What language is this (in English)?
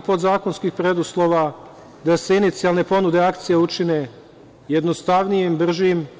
Serbian